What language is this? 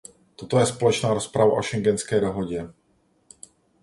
Czech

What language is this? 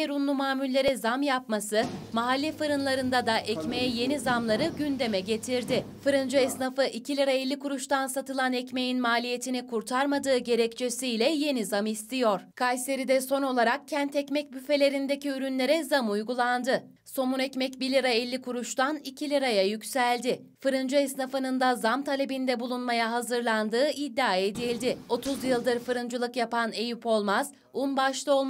Turkish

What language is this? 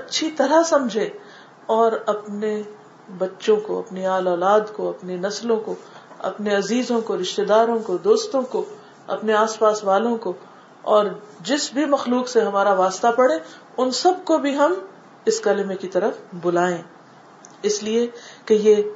Urdu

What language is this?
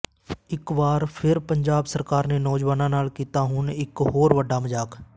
Punjabi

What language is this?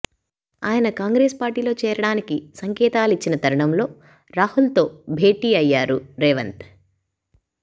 Telugu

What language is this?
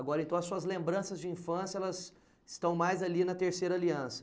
Portuguese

